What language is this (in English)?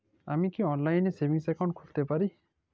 Bangla